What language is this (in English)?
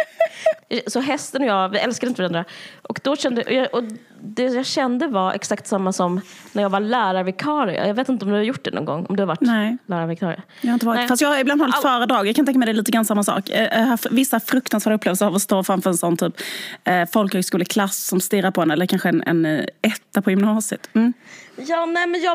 Swedish